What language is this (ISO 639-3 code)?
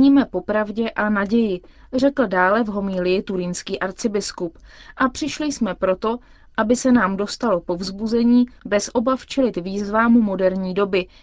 ces